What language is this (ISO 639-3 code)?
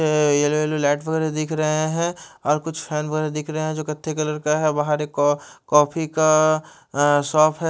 hin